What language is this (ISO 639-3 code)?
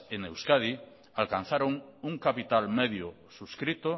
spa